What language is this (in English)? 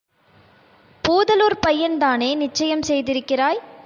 Tamil